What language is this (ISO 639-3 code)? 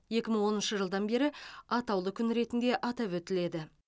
kaz